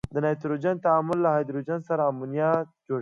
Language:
Pashto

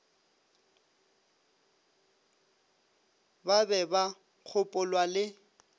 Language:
Northern Sotho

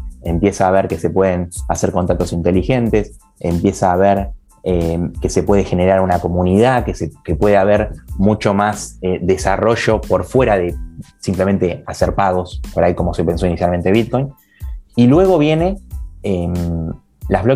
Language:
Spanish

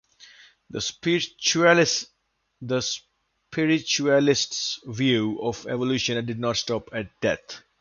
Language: English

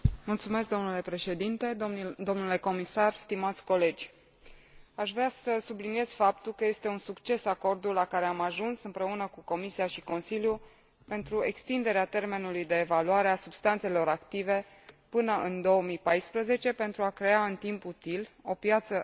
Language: Romanian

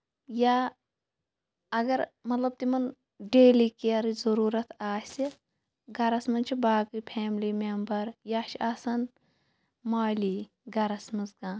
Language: Kashmiri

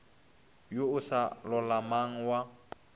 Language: Northern Sotho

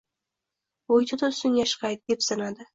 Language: Uzbek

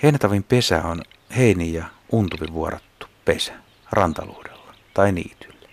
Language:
Finnish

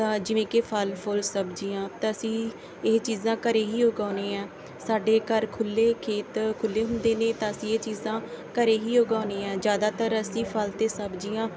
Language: Punjabi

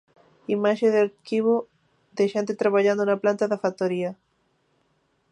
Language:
Galician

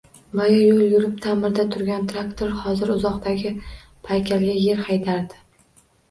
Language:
Uzbek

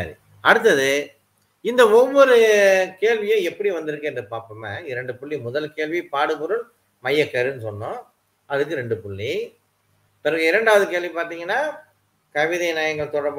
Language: Malay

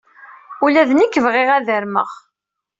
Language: Kabyle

